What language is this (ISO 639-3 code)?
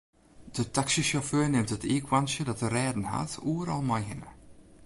fry